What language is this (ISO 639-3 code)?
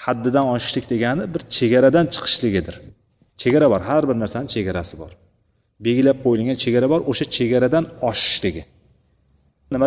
bul